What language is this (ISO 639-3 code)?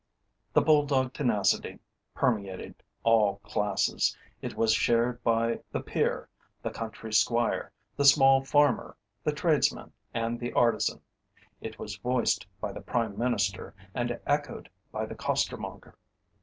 eng